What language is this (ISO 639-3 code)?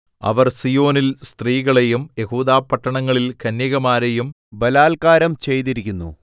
mal